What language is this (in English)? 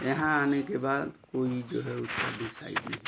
Hindi